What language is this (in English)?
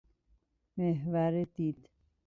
Persian